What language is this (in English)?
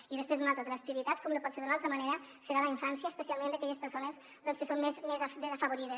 Catalan